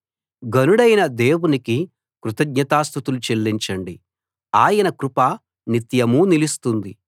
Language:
Telugu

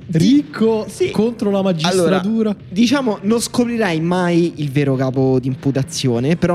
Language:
Italian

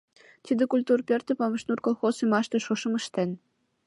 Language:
Mari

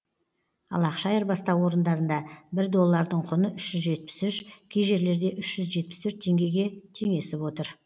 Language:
Kazakh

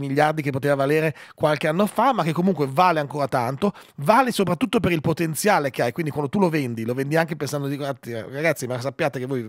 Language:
Italian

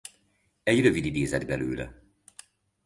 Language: Hungarian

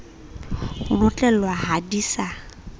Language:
Southern Sotho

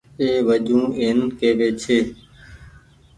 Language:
Goaria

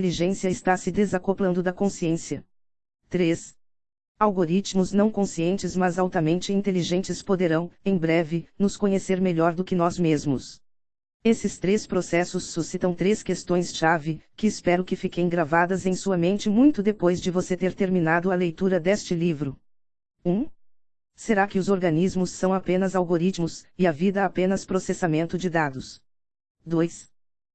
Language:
Portuguese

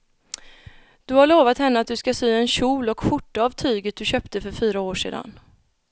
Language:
Swedish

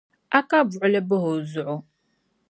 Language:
Dagbani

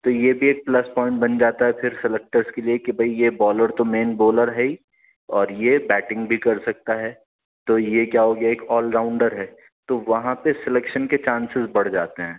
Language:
Urdu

